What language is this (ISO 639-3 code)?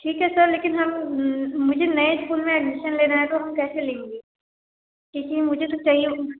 hin